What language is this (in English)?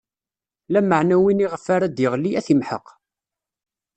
Kabyle